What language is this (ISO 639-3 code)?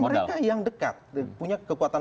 ind